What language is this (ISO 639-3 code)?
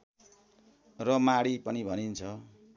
nep